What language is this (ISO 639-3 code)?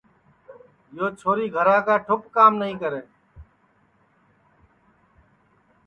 ssi